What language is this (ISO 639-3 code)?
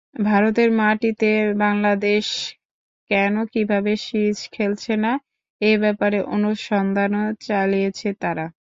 ben